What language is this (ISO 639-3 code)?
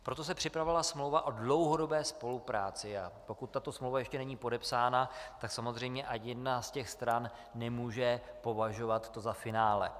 ces